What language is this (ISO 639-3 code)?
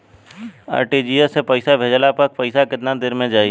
bho